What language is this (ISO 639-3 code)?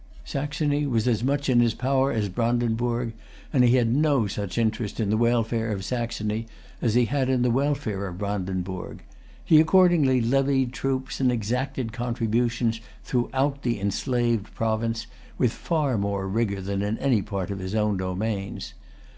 eng